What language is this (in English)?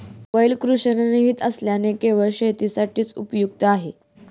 Marathi